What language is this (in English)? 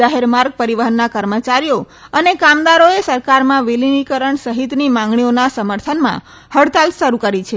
Gujarati